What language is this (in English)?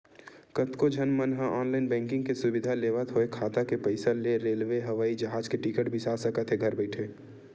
Chhattisgarhi